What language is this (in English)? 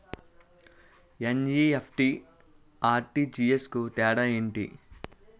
Telugu